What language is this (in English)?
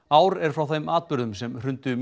Icelandic